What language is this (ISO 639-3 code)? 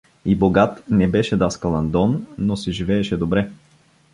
bul